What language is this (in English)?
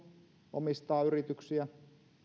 Finnish